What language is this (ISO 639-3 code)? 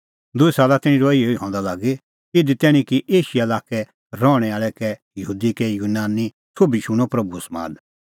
kfx